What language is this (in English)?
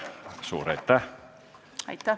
Estonian